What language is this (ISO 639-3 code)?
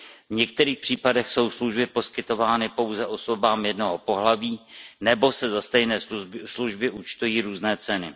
ces